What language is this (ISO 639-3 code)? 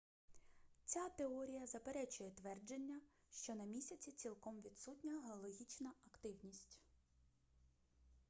ukr